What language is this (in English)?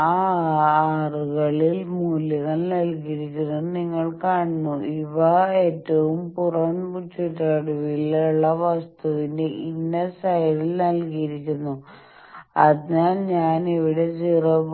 Malayalam